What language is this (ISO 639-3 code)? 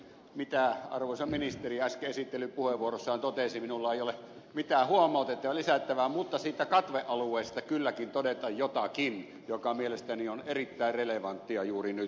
fin